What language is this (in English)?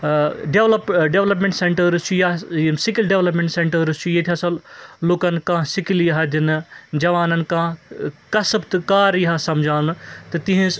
Kashmiri